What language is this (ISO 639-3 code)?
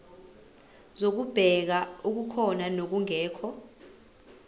zul